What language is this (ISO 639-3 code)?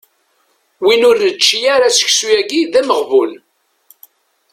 kab